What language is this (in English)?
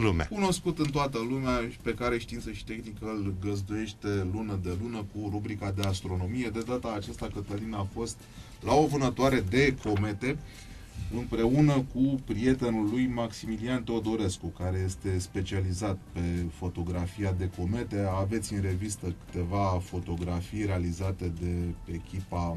Romanian